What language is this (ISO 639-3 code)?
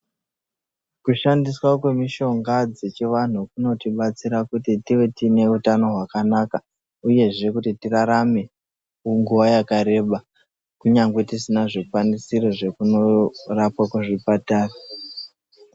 ndc